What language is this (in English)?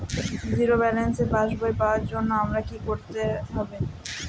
Bangla